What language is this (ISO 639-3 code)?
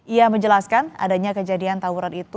ind